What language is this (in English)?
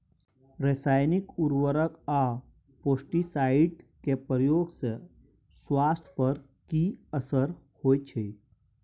Maithili